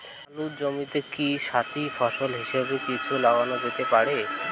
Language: Bangla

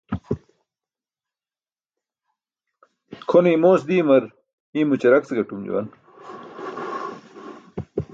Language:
Burushaski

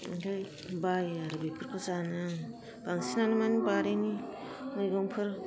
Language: Bodo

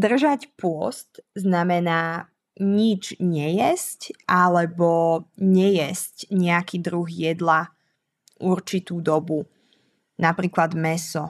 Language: Slovak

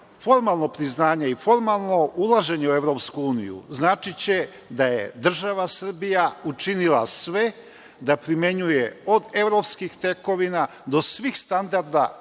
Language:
Serbian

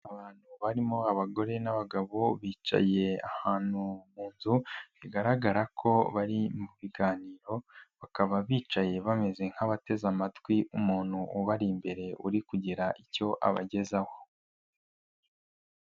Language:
Kinyarwanda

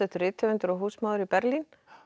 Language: Icelandic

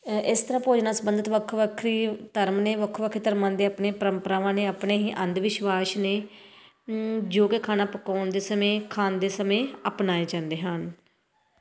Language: Punjabi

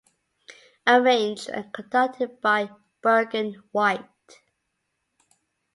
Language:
English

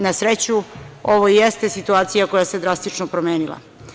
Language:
Serbian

